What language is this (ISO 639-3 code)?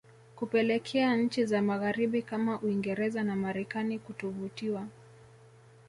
swa